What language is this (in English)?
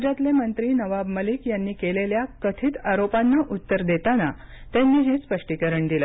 Marathi